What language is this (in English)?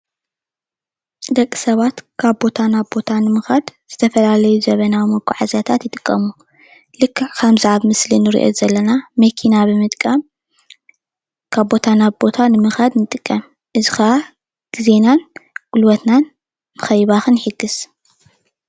Tigrinya